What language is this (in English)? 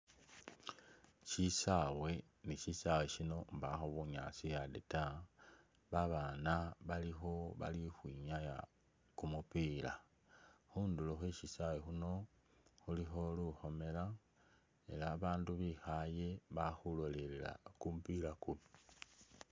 Masaaba